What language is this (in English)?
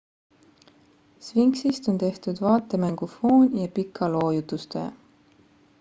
Estonian